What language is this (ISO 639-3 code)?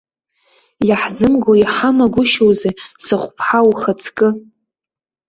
abk